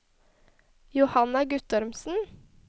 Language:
Norwegian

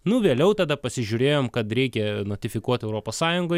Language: Lithuanian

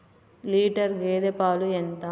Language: Telugu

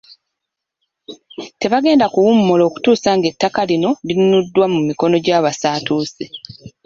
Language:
Ganda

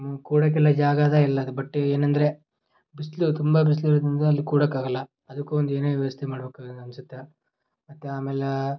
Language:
Kannada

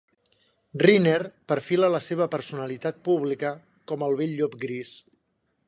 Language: Catalan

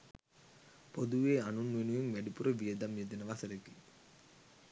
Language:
Sinhala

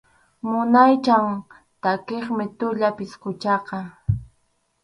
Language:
Arequipa-La Unión Quechua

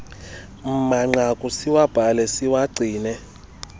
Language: Xhosa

